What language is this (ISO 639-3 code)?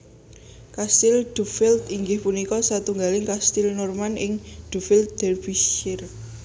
jav